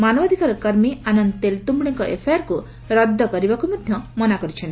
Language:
Odia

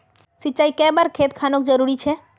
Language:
Magahi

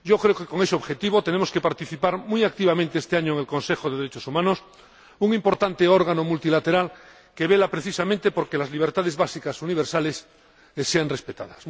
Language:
Spanish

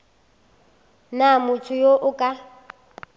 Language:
Northern Sotho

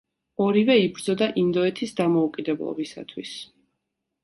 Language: Georgian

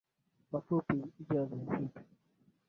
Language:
Swahili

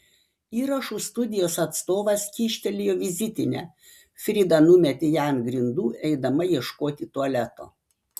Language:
Lithuanian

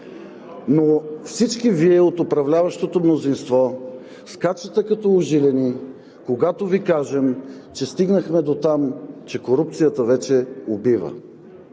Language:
Bulgarian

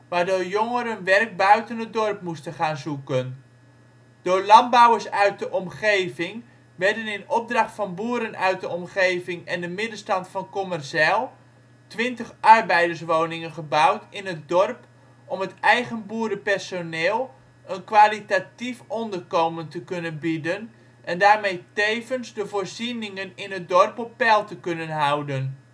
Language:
Dutch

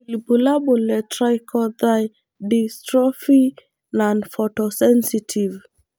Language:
Masai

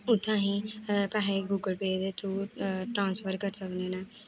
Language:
Dogri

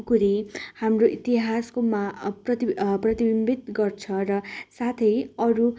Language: Nepali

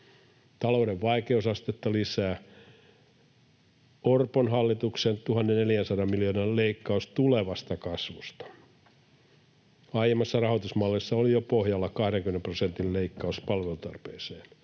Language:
Finnish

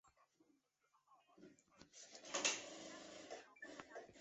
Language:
Chinese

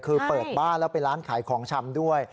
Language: Thai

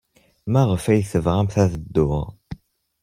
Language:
Kabyle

